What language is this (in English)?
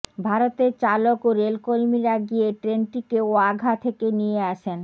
Bangla